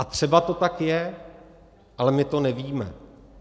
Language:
Czech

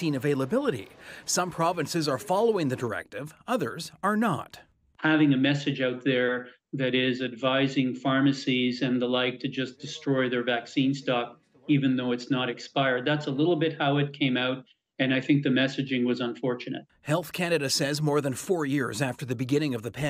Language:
English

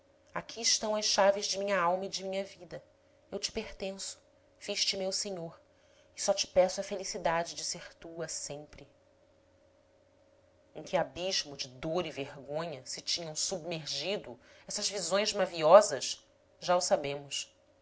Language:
Portuguese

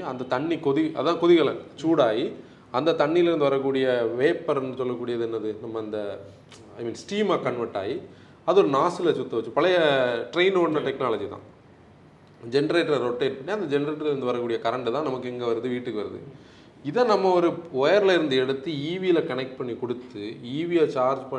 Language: Tamil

